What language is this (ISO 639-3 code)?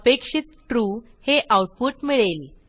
mar